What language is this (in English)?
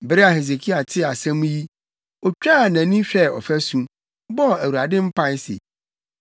Akan